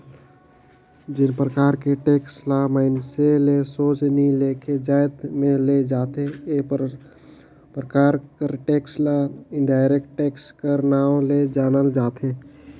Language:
Chhattisgarhi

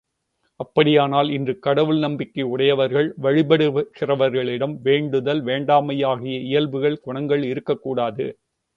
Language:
Tamil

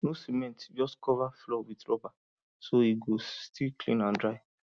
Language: Nigerian Pidgin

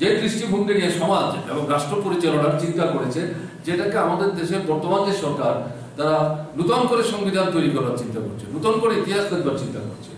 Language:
Turkish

